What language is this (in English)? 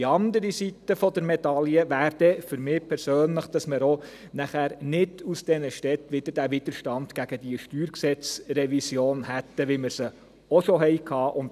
Swiss German